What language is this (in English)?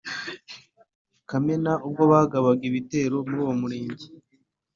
Kinyarwanda